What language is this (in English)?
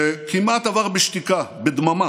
Hebrew